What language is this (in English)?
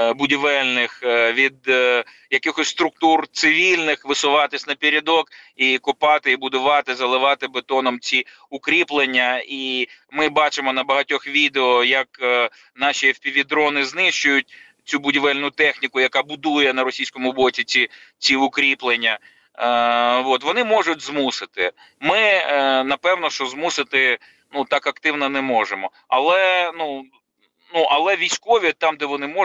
Ukrainian